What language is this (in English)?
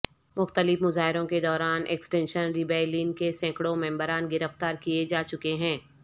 Urdu